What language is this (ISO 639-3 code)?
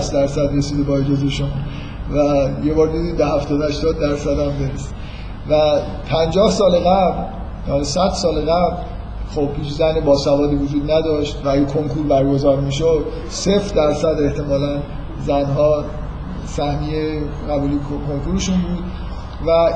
fas